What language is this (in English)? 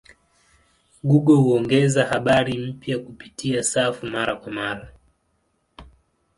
Swahili